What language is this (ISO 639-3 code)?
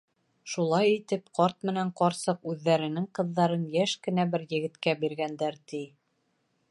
bak